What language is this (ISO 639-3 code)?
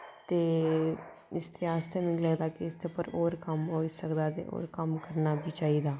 doi